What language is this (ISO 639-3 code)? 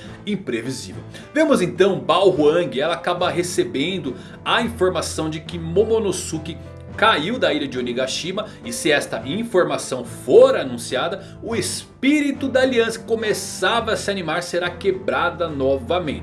por